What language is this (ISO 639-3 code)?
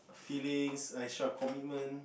eng